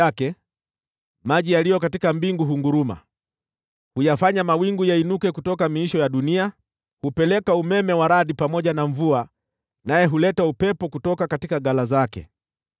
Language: Swahili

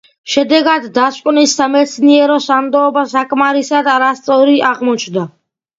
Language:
Georgian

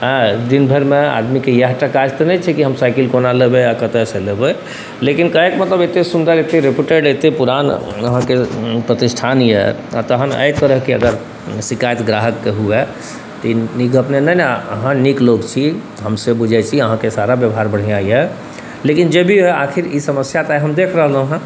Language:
Maithili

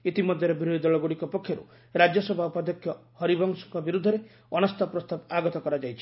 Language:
Odia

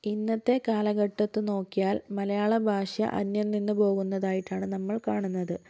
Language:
Malayalam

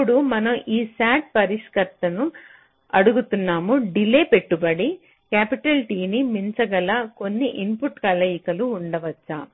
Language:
Telugu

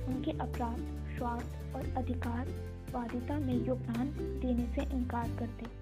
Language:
Hindi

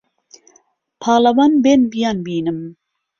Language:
Central Kurdish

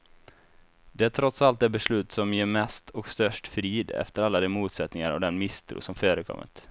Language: Swedish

